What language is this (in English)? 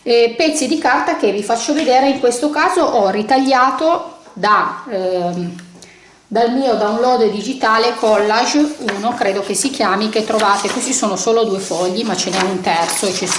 Italian